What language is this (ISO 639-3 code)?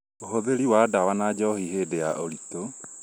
kik